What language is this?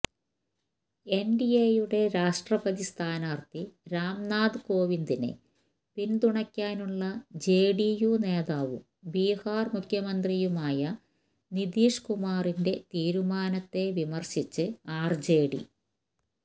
Malayalam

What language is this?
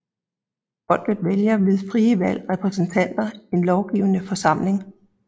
Danish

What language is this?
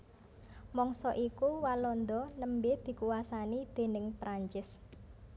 Javanese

